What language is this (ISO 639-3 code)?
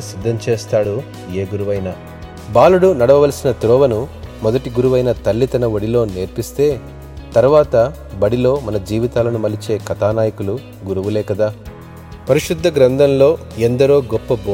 tel